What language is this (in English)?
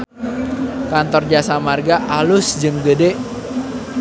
Sundanese